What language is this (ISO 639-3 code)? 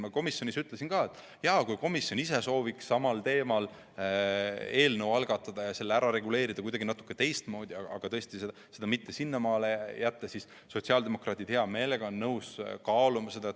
est